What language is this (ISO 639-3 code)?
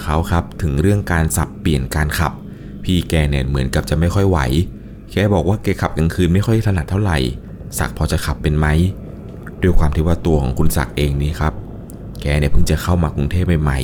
tha